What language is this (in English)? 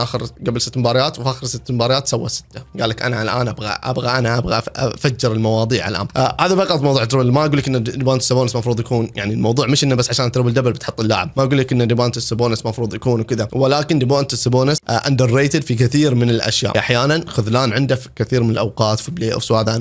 Arabic